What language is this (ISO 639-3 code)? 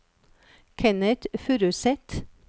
nor